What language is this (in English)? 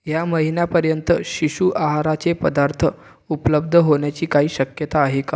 Marathi